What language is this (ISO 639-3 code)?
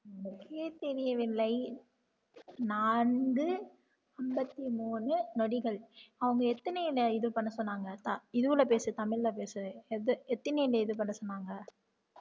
tam